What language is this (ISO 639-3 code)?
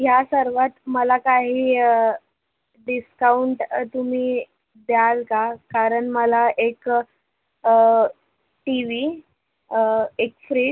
mar